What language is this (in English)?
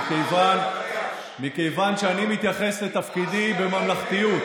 Hebrew